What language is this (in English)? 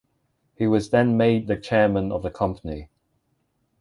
English